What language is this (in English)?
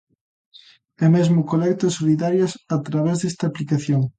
Galician